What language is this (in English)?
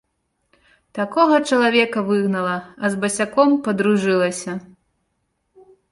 Belarusian